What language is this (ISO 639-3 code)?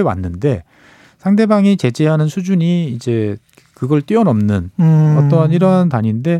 kor